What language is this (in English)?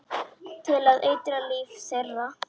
Icelandic